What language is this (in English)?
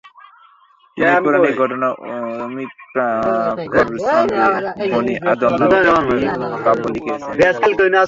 Bangla